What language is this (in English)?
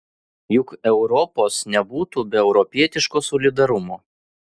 Lithuanian